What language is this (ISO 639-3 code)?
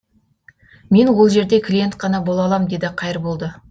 kaz